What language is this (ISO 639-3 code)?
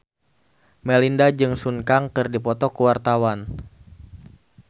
sun